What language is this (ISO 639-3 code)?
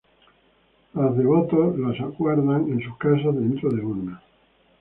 spa